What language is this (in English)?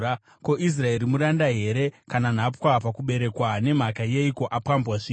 Shona